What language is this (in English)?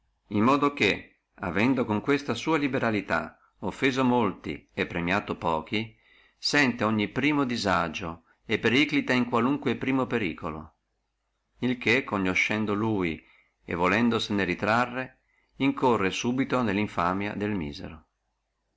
Italian